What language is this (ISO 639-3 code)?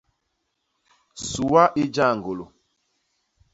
bas